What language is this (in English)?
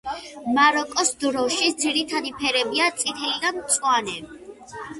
Georgian